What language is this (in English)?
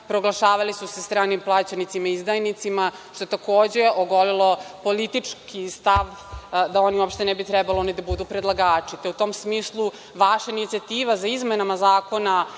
Serbian